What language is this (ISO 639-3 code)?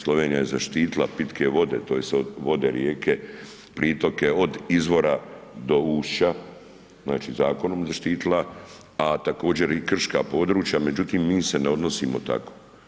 hrv